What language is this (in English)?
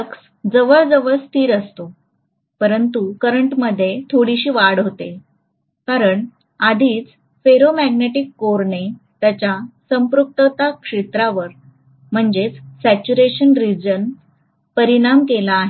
Marathi